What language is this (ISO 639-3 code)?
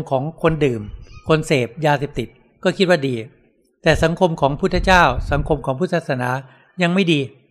tha